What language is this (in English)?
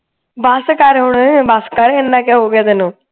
Punjabi